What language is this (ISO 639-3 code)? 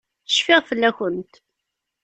kab